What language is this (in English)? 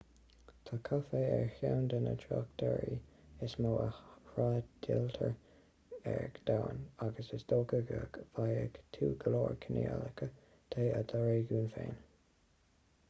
Irish